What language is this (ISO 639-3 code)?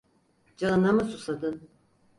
tur